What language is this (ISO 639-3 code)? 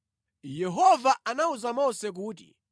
nya